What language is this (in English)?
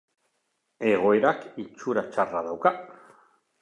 Basque